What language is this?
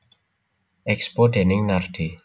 Javanese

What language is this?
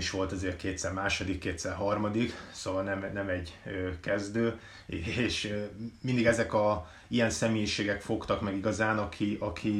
Hungarian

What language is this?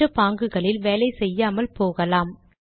Tamil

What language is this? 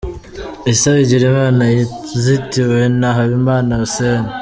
Kinyarwanda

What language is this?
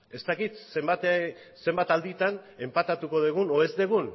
Basque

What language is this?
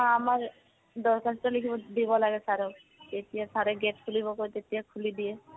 Assamese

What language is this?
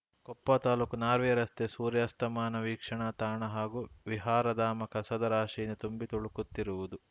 Kannada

